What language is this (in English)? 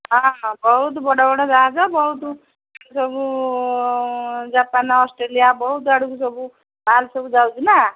Odia